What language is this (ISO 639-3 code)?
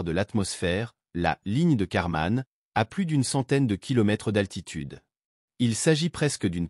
fra